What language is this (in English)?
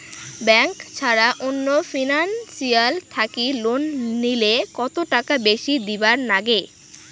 Bangla